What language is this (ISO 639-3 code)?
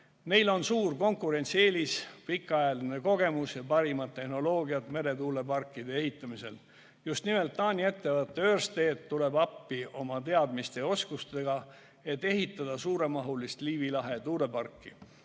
est